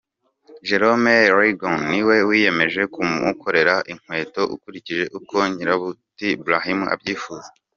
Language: Kinyarwanda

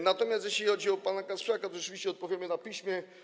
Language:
Polish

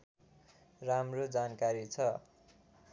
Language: Nepali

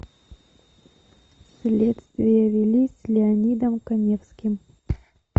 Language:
Russian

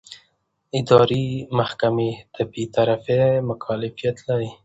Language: Pashto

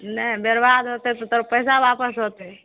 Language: Maithili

